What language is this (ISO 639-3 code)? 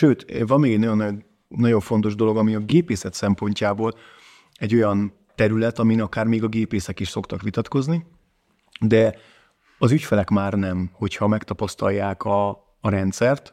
hun